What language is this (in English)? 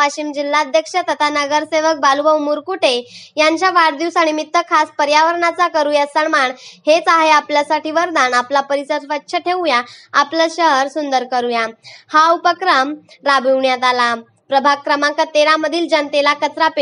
Romanian